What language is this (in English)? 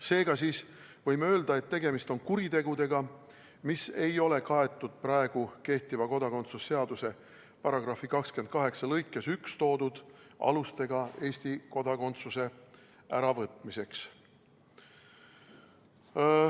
Estonian